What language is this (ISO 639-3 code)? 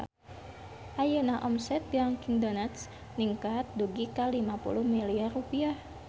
sun